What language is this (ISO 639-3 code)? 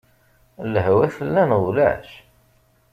kab